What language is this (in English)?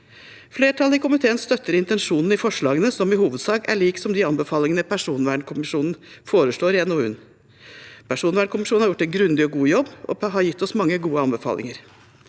Norwegian